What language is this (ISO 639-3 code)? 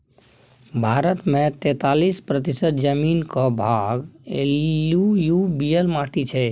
mai